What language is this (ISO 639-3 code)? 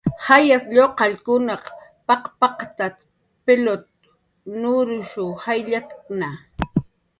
jqr